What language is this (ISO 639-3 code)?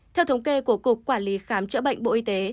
vie